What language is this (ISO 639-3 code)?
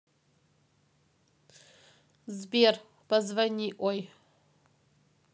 rus